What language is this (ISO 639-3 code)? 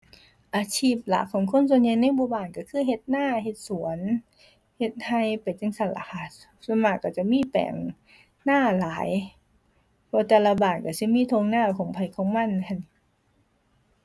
tha